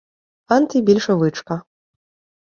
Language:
Ukrainian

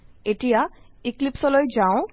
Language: Assamese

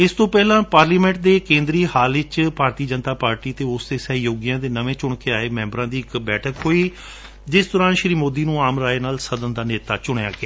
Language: Punjabi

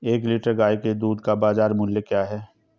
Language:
Hindi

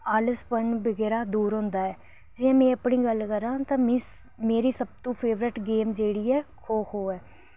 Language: Dogri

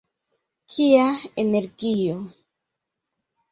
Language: Esperanto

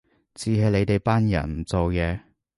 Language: Cantonese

